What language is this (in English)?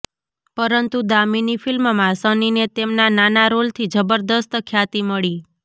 Gujarati